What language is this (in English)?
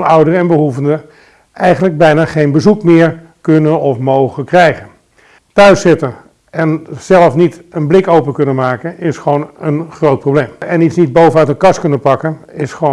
Dutch